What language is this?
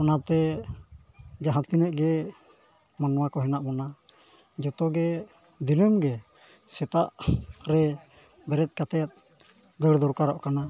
Santali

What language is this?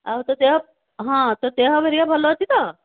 Odia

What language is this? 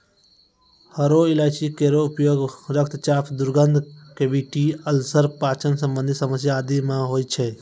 Maithili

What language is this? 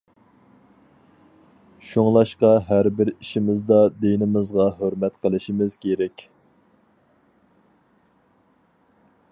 Uyghur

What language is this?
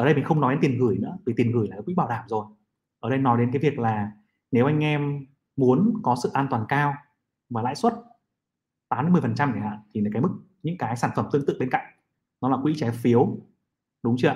Vietnamese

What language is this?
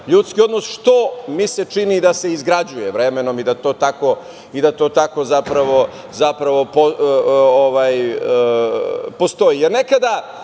Serbian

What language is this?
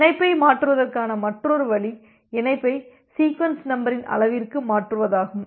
Tamil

